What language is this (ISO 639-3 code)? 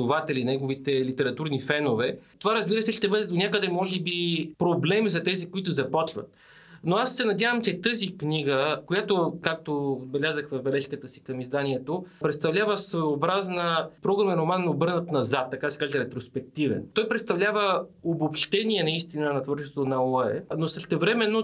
bul